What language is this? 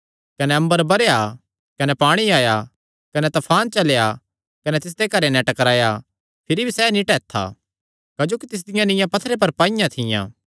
Kangri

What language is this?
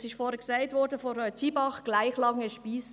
Swiss German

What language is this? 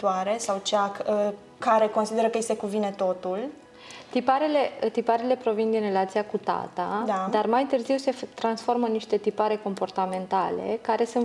Romanian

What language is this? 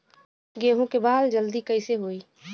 Bhojpuri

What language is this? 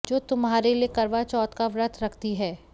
Hindi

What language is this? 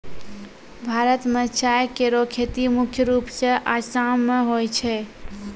Maithili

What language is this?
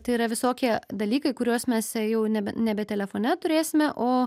Lithuanian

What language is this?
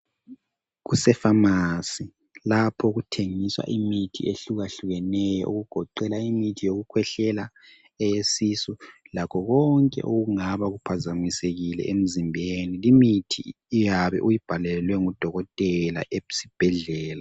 North Ndebele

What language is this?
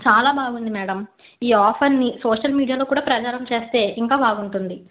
Telugu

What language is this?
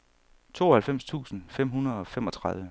Danish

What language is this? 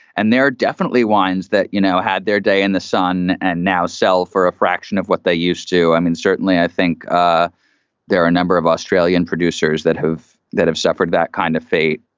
English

